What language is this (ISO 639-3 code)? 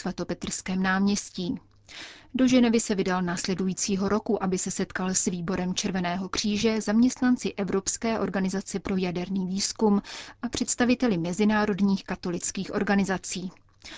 ces